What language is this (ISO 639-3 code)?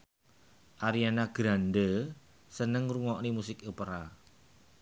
jav